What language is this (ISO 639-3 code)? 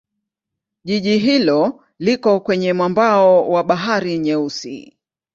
swa